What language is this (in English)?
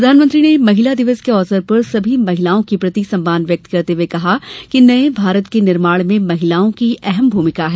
Hindi